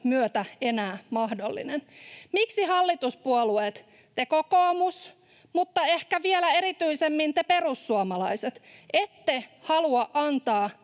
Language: Finnish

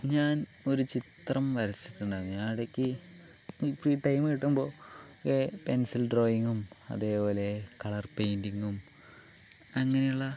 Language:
Malayalam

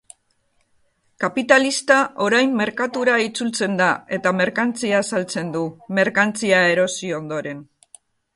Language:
Basque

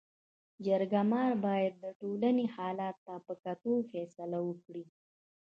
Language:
Pashto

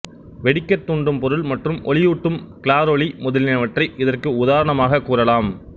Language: Tamil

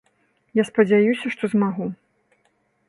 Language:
Belarusian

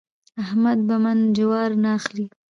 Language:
Pashto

